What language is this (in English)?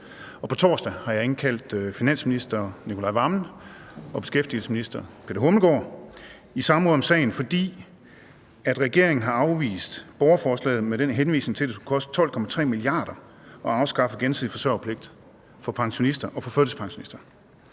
Danish